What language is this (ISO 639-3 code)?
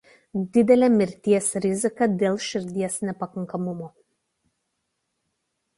lit